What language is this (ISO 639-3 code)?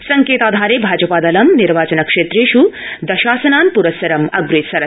san